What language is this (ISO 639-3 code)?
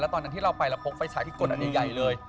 tha